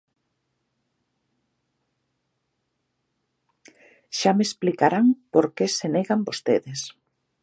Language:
Galician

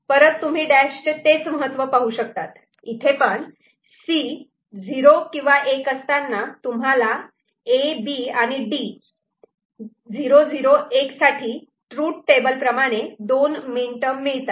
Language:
Marathi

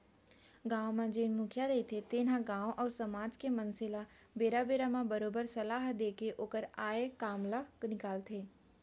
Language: Chhattisgarhi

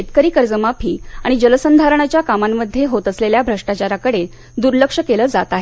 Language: Marathi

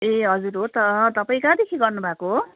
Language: Nepali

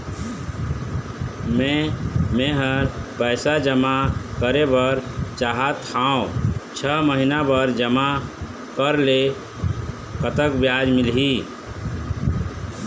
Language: Chhattisgarhi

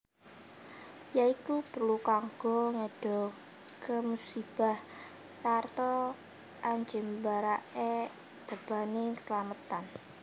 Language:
Javanese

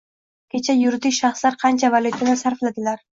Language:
Uzbek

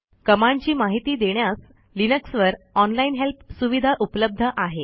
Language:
Marathi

